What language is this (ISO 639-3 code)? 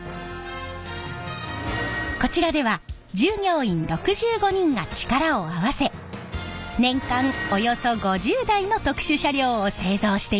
jpn